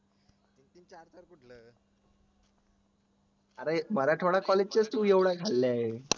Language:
Marathi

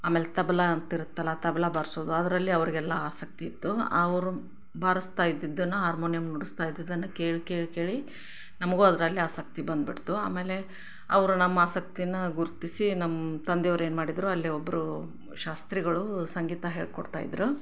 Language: Kannada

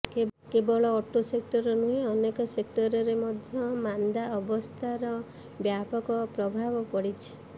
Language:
Odia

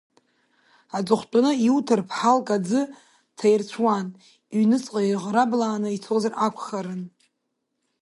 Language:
Abkhazian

